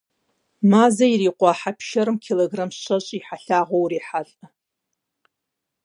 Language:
Kabardian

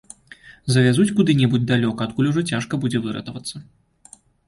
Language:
Belarusian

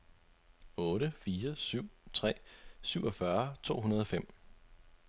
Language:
Danish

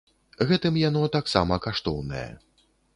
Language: Belarusian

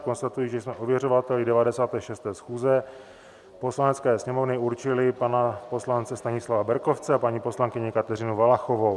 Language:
Czech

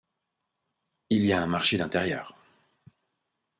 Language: French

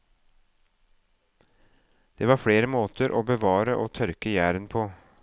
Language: Norwegian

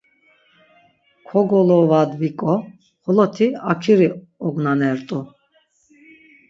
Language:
Laz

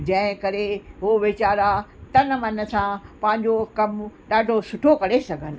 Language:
Sindhi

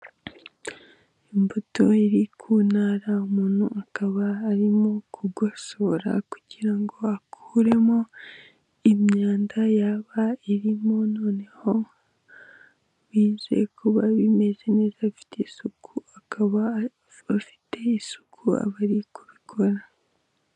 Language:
Kinyarwanda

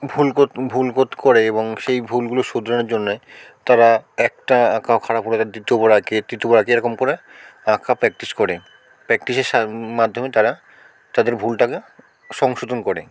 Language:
Bangla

